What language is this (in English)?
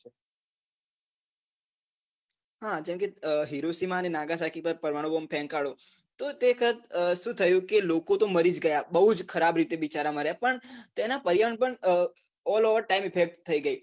Gujarati